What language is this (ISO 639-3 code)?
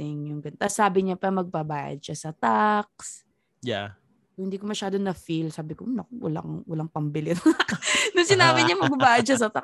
fil